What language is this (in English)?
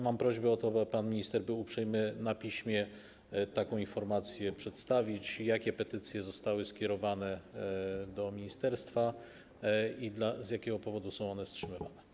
Polish